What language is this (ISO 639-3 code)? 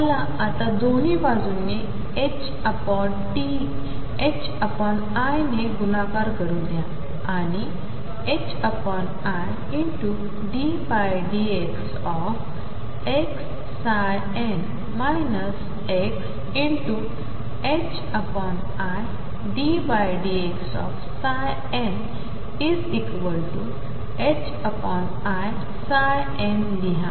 mar